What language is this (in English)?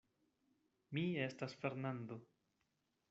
Esperanto